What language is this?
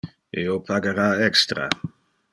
Interlingua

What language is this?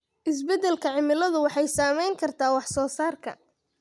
Somali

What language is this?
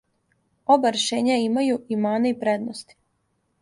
Serbian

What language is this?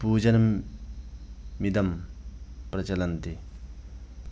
Sanskrit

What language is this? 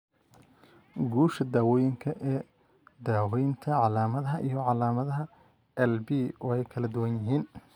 Somali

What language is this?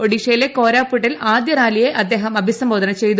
Malayalam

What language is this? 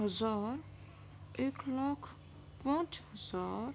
Urdu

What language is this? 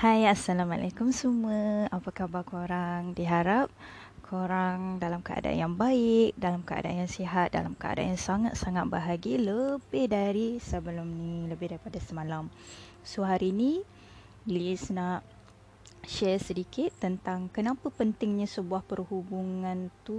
Malay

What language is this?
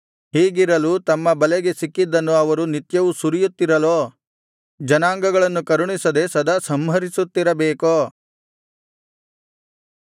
Kannada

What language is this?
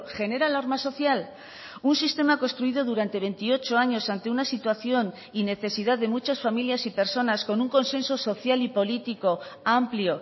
Spanish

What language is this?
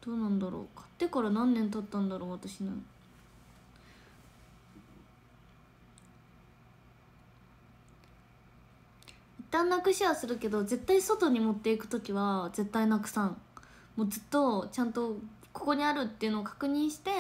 Japanese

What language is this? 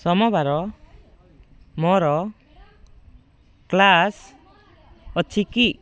Odia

